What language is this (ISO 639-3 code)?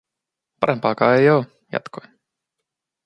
fin